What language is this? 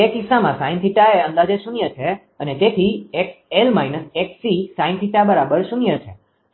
Gujarati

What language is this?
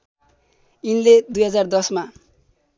Nepali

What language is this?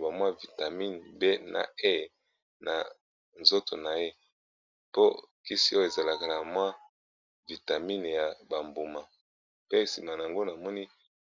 Lingala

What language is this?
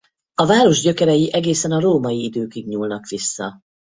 Hungarian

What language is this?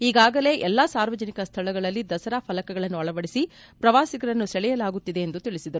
Kannada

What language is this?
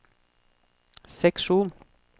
Norwegian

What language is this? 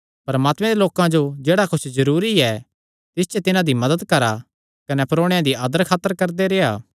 Kangri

